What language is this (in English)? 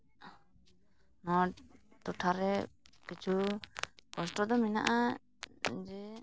Santali